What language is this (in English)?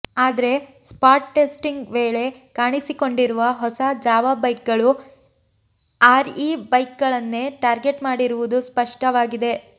Kannada